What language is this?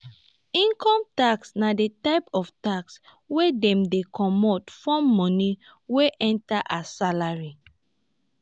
Nigerian Pidgin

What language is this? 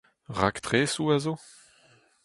Breton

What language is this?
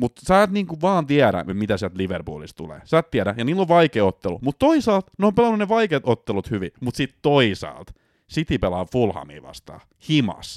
Finnish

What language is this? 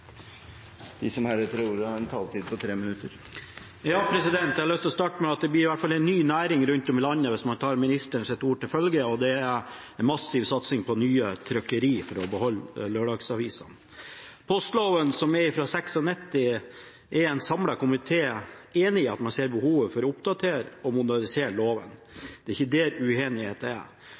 Norwegian Bokmål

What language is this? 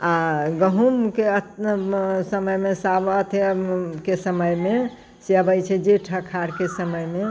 Maithili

